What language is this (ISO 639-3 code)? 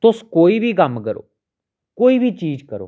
doi